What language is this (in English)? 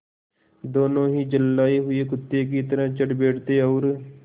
Hindi